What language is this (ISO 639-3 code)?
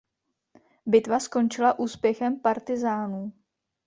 ces